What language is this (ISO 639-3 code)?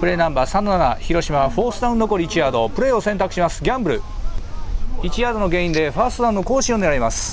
jpn